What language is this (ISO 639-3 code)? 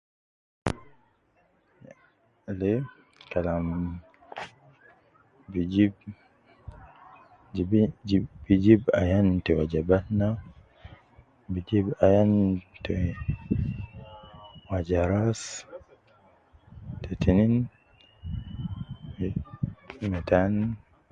kcn